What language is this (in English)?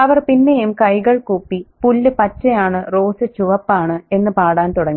Malayalam